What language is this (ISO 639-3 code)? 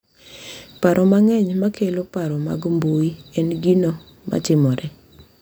luo